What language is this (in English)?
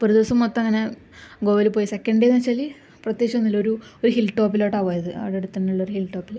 Malayalam